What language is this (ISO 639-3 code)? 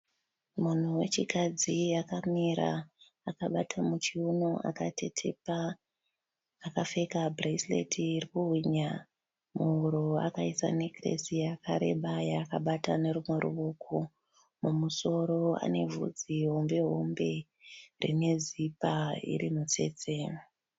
sna